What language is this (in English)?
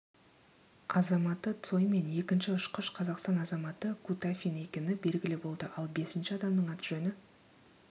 Kazakh